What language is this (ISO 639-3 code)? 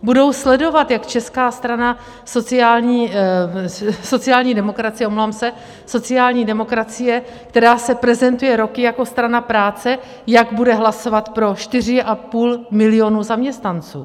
ces